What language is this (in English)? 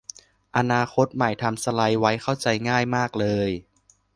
Thai